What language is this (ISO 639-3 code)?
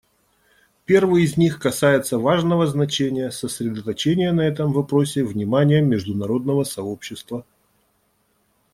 rus